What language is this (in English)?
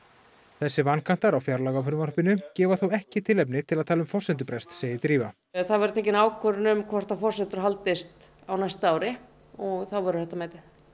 Icelandic